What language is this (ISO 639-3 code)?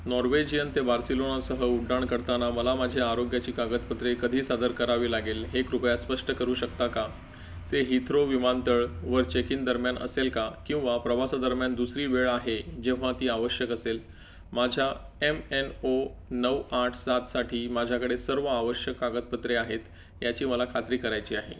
mar